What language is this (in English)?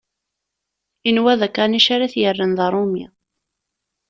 Kabyle